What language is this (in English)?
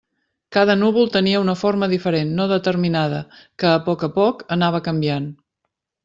Catalan